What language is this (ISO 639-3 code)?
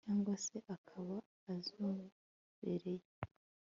kin